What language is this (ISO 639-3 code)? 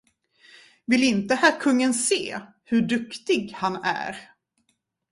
swe